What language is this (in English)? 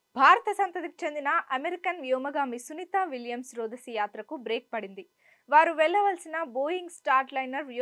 Telugu